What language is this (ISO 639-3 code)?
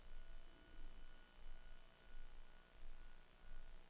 dan